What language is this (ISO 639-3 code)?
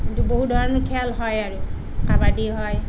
asm